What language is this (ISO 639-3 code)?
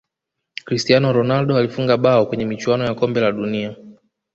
swa